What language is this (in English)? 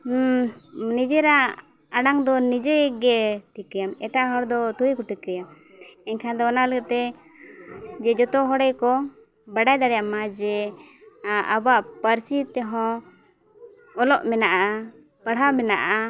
Santali